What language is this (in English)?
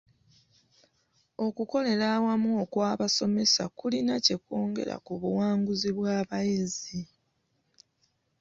Ganda